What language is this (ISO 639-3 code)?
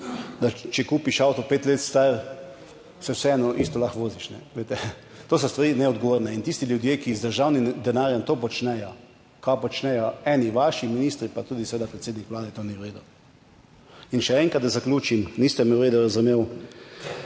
slv